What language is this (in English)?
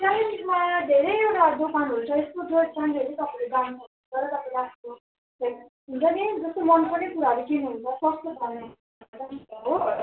Nepali